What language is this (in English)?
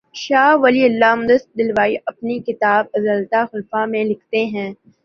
Urdu